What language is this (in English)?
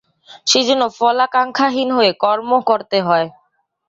Bangla